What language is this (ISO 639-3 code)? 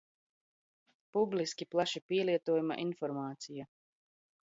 lav